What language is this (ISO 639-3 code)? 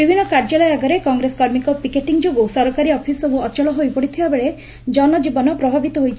ori